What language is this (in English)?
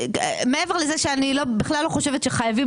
Hebrew